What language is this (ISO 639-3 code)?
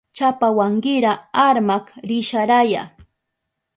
qup